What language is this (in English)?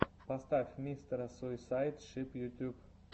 Russian